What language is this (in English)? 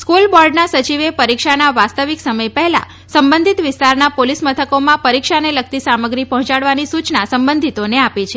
Gujarati